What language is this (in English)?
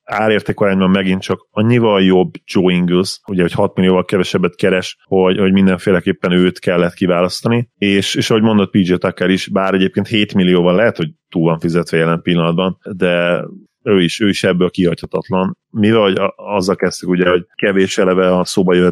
Hungarian